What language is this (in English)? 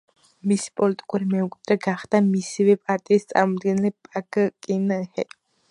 Georgian